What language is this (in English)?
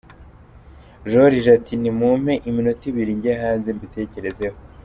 Kinyarwanda